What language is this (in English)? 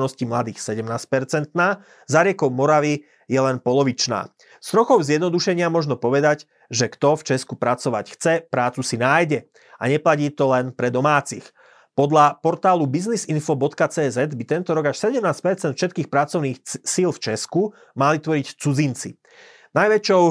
Slovak